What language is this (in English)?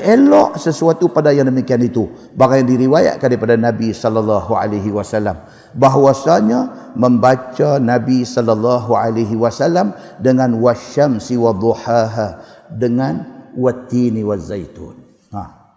Malay